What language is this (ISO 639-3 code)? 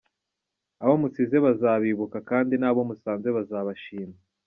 kin